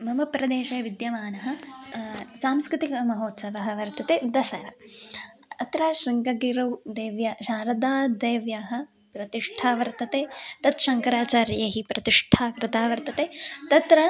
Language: Sanskrit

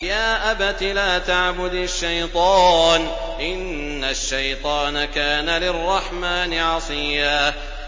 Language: Arabic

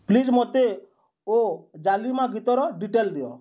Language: Odia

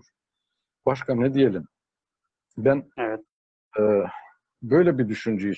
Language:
Turkish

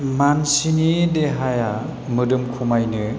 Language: Bodo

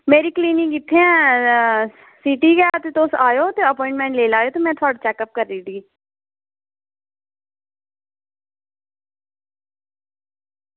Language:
Dogri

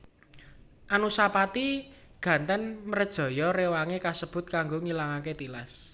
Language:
Javanese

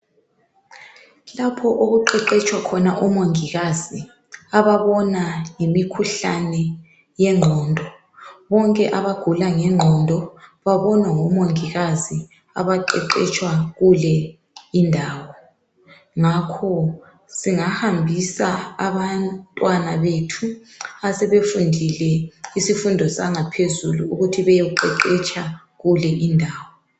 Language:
North Ndebele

